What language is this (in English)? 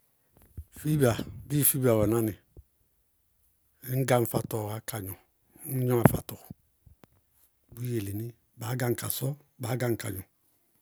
Bago-Kusuntu